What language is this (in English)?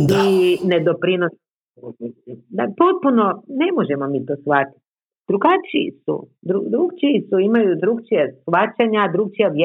Croatian